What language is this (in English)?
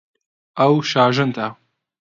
Central Kurdish